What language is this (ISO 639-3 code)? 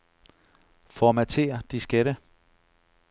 dan